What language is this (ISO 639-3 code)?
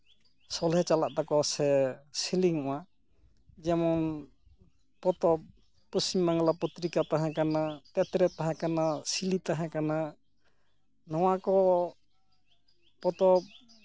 sat